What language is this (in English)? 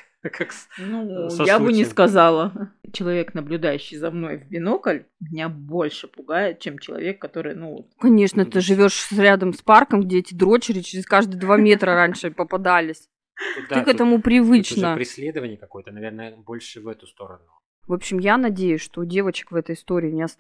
Russian